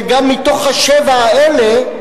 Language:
Hebrew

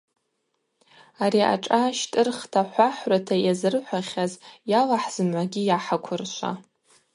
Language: Abaza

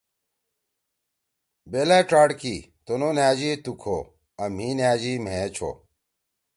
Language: Torwali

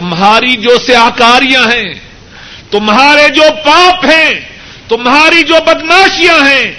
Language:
Urdu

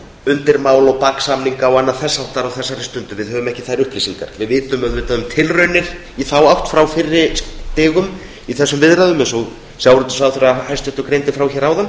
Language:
Icelandic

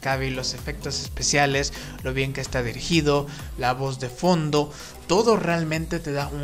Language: Spanish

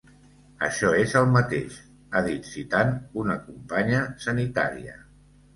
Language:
Catalan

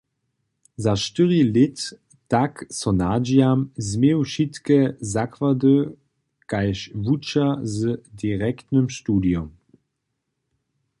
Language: Upper Sorbian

